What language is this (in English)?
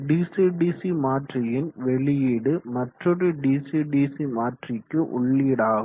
Tamil